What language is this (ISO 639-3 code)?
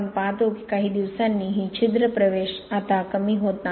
mar